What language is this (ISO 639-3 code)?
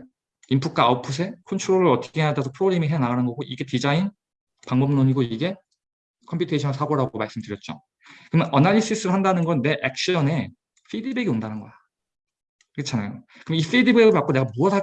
kor